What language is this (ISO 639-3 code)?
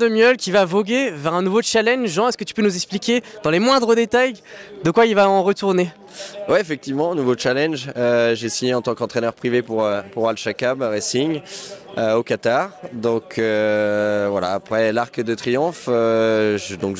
fra